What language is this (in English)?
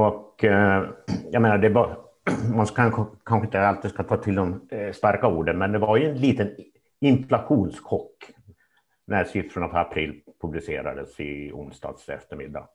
Swedish